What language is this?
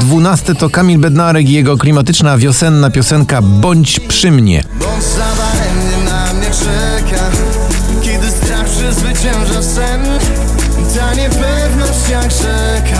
Polish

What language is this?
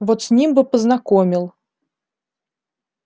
Russian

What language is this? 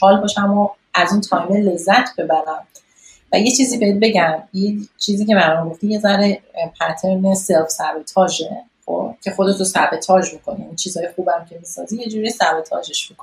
Persian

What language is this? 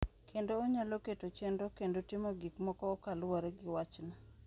Luo (Kenya and Tanzania)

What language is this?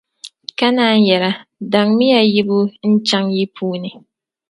Dagbani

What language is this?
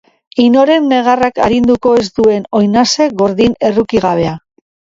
Basque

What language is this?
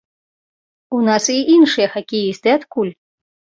Belarusian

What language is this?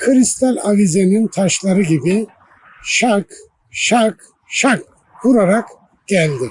Turkish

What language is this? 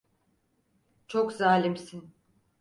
Turkish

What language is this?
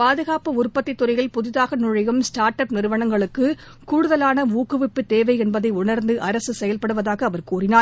Tamil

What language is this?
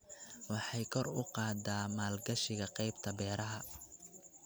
Somali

